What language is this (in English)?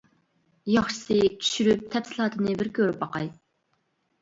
Uyghur